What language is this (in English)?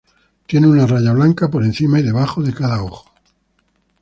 Spanish